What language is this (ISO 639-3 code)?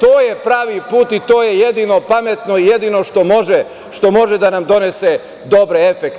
srp